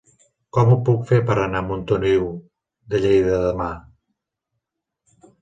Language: Catalan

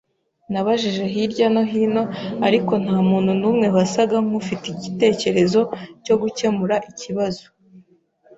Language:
Kinyarwanda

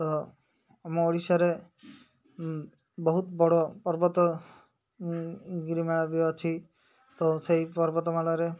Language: Odia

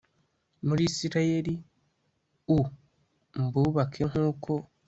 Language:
Kinyarwanda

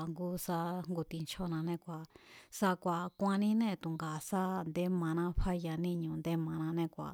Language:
Mazatlán Mazatec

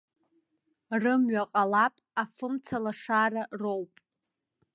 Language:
Abkhazian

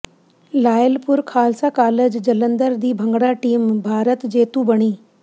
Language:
Punjabi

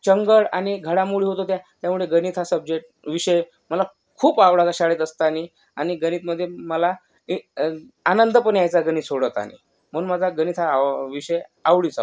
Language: Marathi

